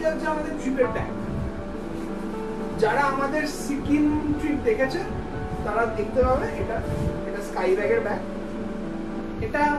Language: Hindi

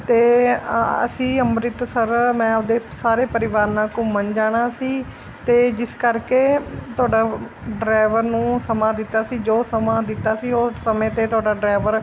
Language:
Punjabi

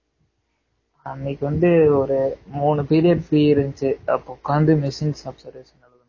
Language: Tamil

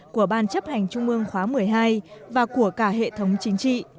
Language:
Vietnamese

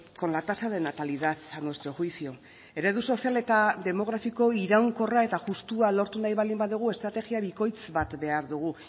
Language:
Basque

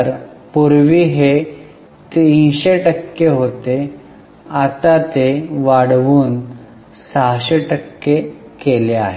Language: Marathi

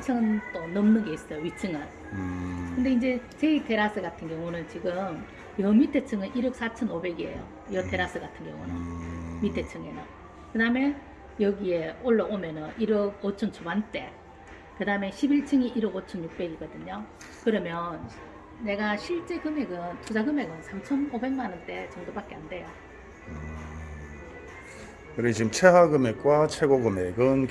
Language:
Korean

